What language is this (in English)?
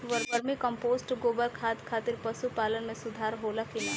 Bhojpuri